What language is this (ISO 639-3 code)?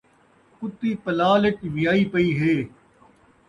skr